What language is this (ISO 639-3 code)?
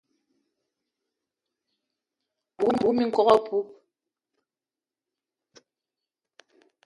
eto